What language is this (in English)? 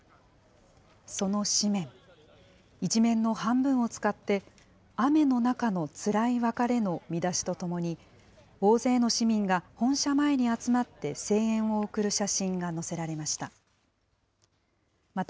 Japanese